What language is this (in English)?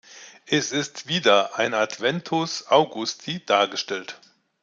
German